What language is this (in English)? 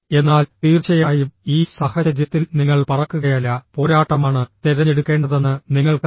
Malayalam